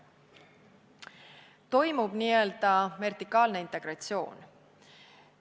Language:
Estonian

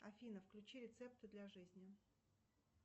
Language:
Russian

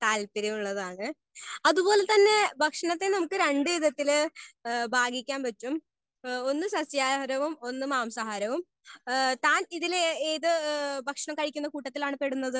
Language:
Malayalam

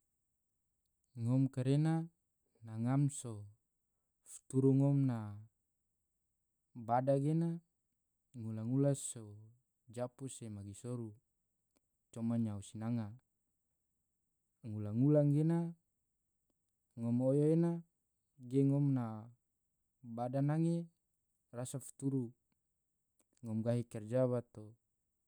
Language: Tidore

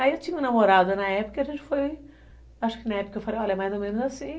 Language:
Portuguese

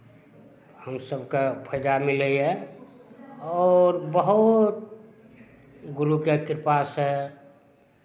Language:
Maithili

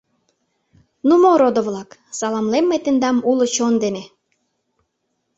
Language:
Mari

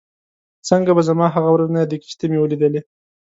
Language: Pashto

